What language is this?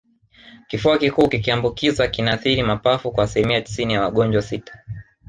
Swahili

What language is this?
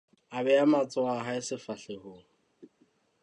Southern Sotho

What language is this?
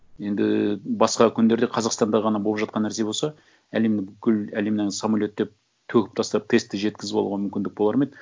Kazakh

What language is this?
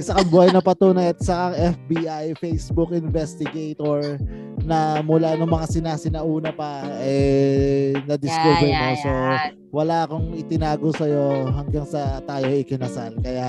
Filipino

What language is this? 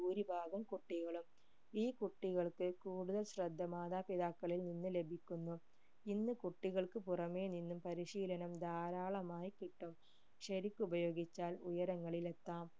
Malayalam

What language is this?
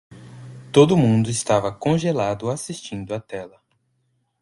Portuguese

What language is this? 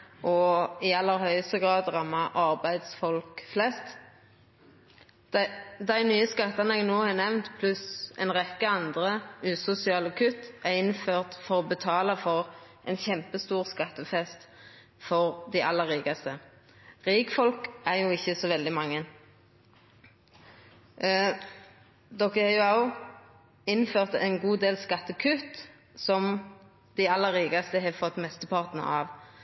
Norwegian Nynorsk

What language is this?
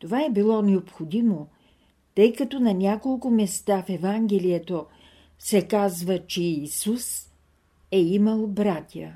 Bulgarian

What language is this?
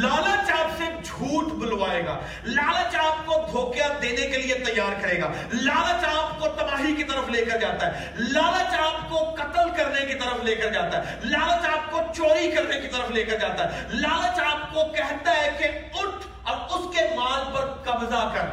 Urdu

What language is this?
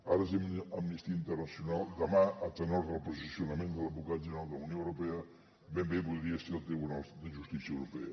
Catalan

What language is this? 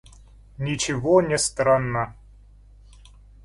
Russian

